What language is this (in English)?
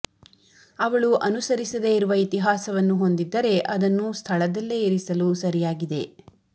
Kannada